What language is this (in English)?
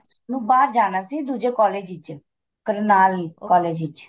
Punjabi